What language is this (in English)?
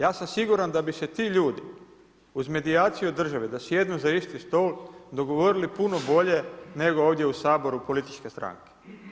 Croatian